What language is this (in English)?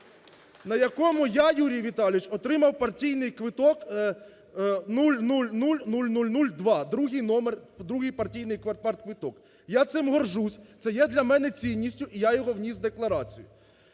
Ukrainian